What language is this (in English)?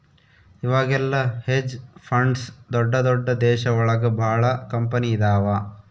Kannada